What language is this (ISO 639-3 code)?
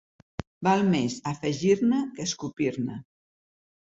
cat